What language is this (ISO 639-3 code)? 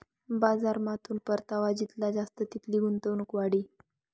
mar